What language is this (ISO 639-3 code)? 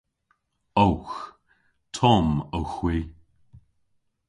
cor